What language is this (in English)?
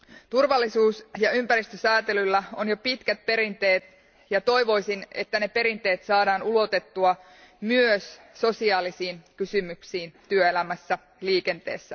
Finnish